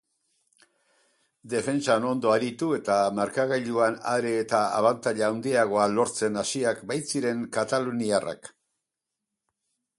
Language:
Basque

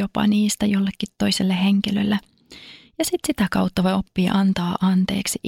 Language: Finnish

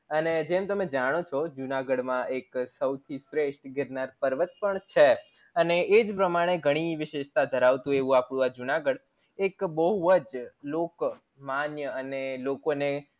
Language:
Gujarati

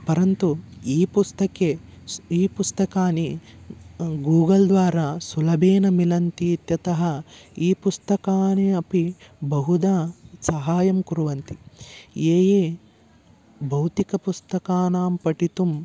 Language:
Sanskrit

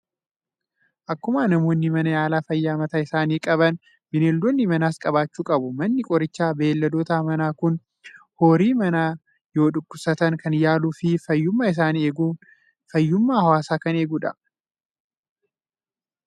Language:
Oromo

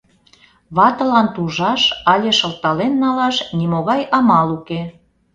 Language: Mari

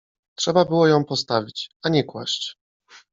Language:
Polish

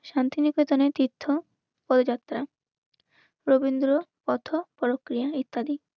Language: Bangla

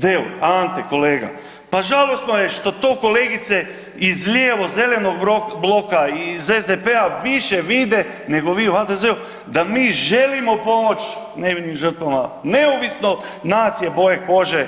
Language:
Croatian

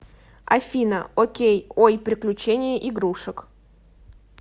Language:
Russian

